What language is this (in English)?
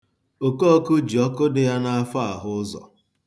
Igbo